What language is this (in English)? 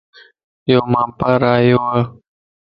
Lasi